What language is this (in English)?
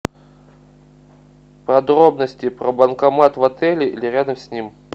Russian